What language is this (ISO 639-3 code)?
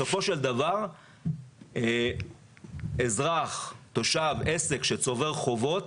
heb